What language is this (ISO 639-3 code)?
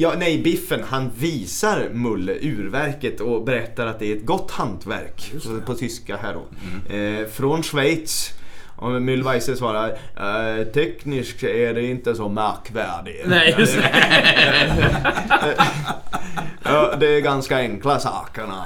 swe